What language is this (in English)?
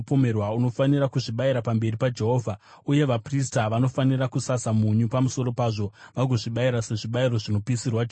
Shona